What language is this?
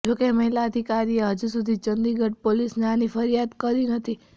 Gujarati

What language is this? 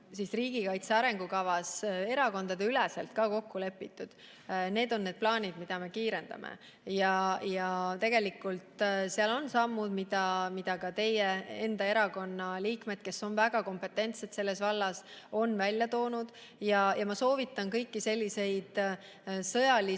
Estonian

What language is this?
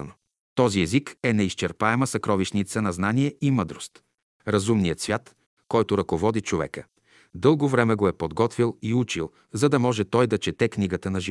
Bulgarian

